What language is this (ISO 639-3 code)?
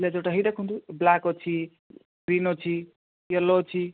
ori